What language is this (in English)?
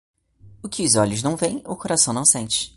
Portuguese